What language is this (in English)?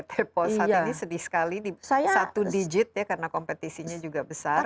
Indonesian